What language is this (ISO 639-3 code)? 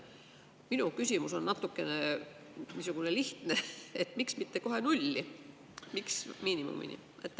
est